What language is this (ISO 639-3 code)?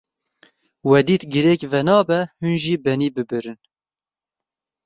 kur